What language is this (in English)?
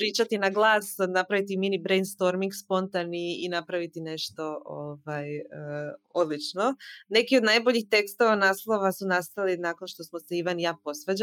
Croatian